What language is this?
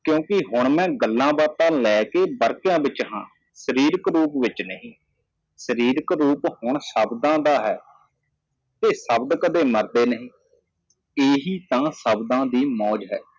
Punjabi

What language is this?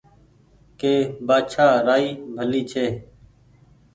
Goaria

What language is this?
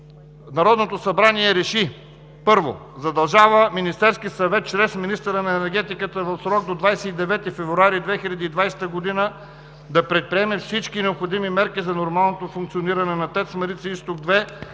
Bulgarian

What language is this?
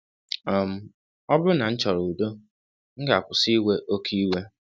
Igbo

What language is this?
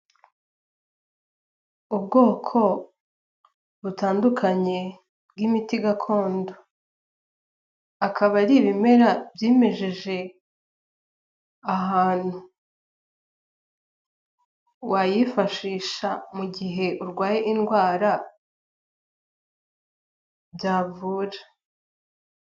Kinyarwanda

